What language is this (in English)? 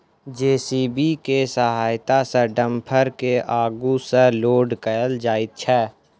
Maithili